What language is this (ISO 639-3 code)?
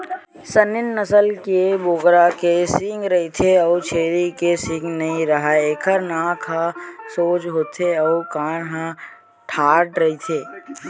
hne